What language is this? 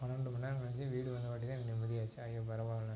Tamil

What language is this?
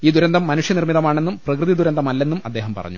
Malayalam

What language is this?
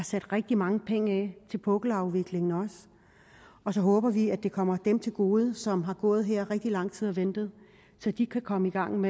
Danish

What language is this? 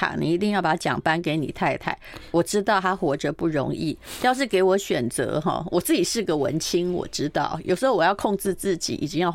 Chinese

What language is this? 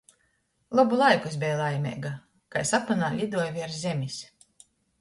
Latgalian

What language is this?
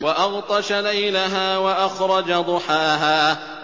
Arabic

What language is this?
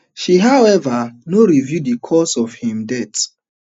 Nigerian Pidgin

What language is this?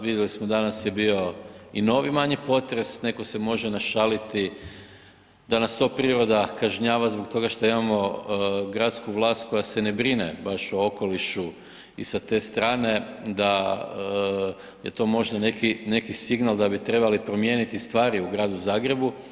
Croatian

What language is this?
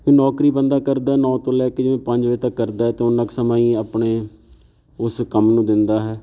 Punjabi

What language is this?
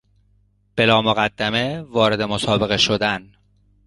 Persian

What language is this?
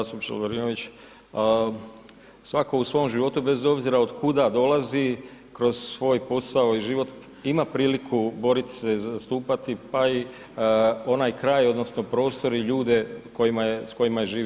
Croatian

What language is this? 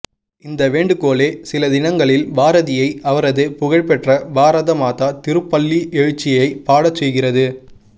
Tamil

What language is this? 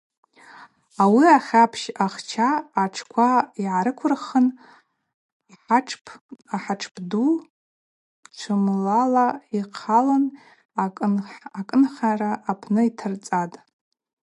Abaza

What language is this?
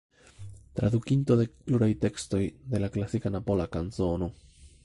Esperanto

